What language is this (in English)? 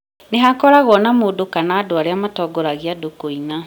Kikuyu